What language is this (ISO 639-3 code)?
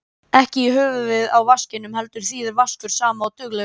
isl